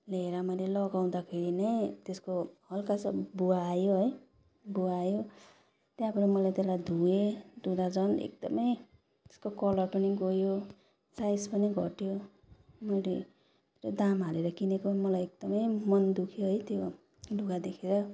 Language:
Nepali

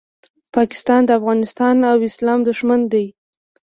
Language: Pashto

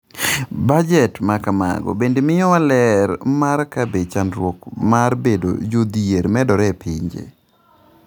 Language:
Luo (Kenya and Tanzania)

